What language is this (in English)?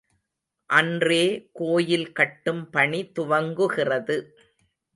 Tamil